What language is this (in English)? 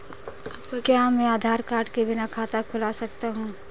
Hindi